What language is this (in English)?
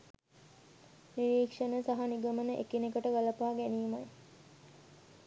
Sinhala